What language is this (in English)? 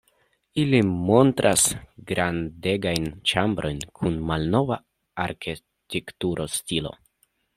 Esperanto